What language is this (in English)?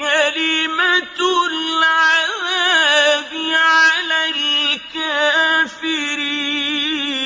Arabic